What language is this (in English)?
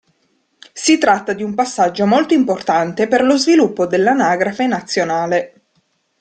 Italian